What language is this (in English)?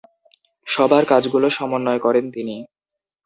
Bangla